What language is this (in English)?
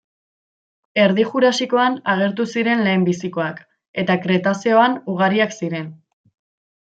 Basque